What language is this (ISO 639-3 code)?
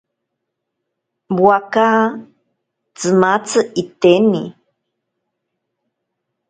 prq